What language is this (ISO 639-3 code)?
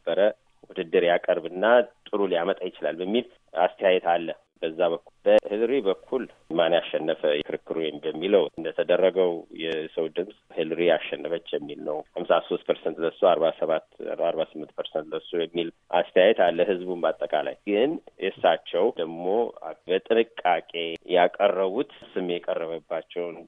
amh